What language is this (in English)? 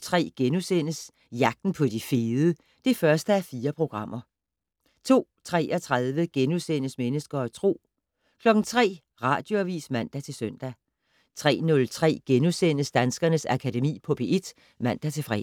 Danish